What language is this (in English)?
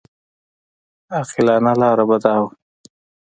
Pashto